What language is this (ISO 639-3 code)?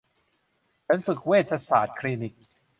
tha